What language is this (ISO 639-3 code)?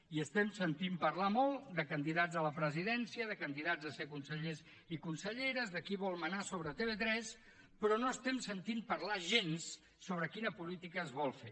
cat